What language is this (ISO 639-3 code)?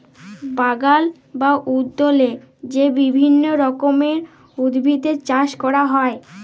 ben